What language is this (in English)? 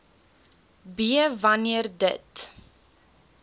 Afrikaans